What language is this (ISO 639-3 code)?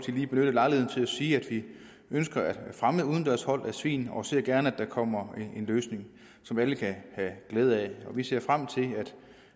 dan